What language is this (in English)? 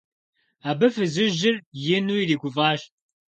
Kabardian